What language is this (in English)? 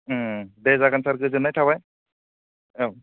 Bodo